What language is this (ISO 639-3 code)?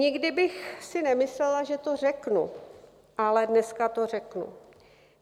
ces